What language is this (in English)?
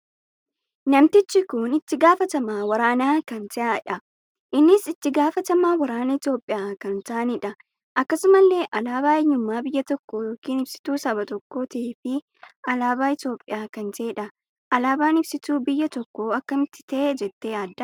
Oromo